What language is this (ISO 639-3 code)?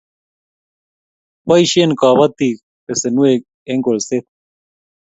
kln